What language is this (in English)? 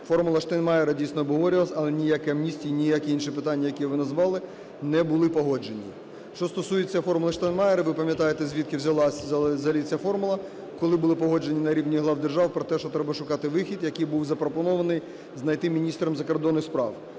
Ukrainian